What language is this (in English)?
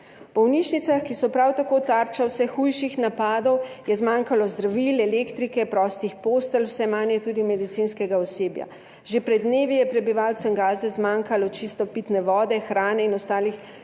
Slovenian